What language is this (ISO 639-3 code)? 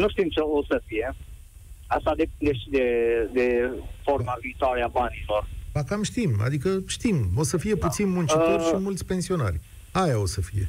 ron